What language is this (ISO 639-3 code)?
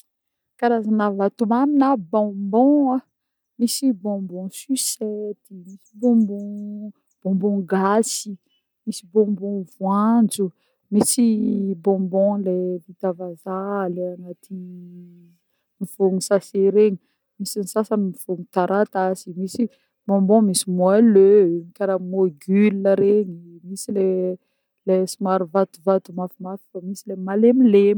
bmm